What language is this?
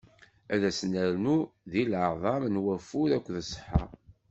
Kabyle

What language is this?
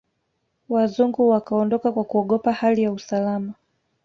Swahili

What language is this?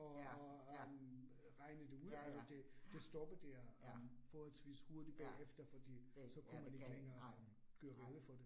Danish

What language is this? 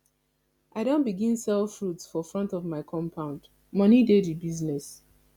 Nigerian Pidgin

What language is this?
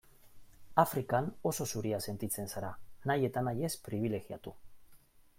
Basque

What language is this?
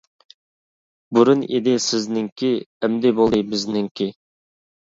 Uyghur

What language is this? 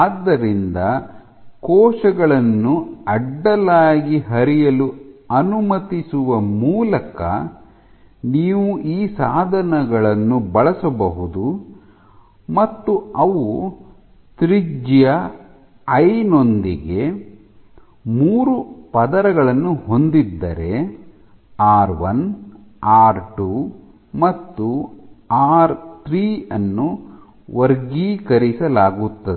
Kannada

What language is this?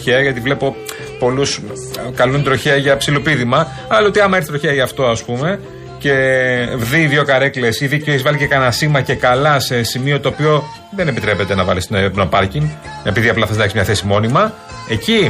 Greek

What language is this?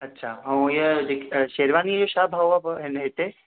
Sindhi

